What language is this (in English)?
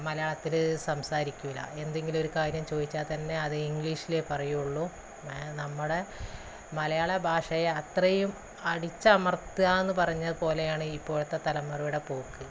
Malayalam